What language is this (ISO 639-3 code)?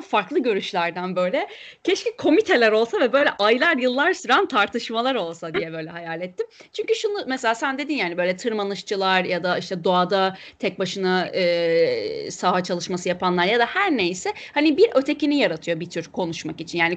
tur